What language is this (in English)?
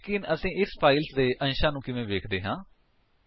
Punjabi